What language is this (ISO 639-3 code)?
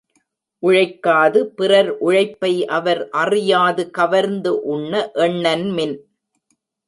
tam